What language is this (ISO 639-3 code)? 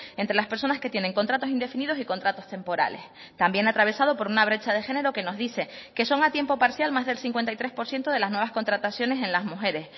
spa